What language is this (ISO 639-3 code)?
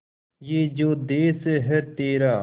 hin